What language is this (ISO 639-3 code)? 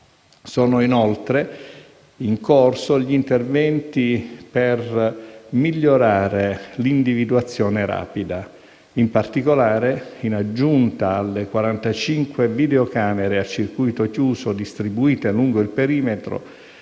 ita